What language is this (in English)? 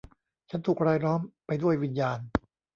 Thai